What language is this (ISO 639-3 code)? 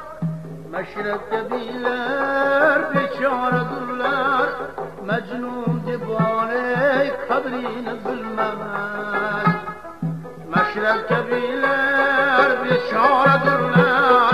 tur